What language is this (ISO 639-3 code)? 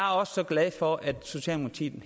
dan